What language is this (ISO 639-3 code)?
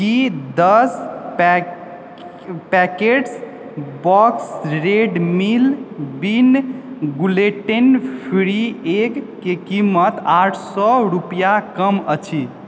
mai